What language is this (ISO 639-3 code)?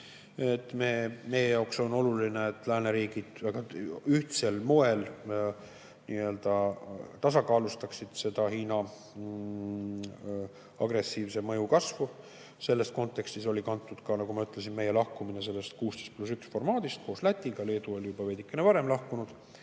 est